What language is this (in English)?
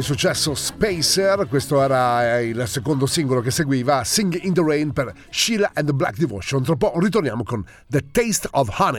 Italian